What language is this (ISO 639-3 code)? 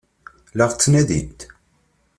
kab